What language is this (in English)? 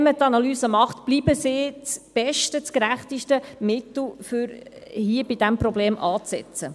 Swiss German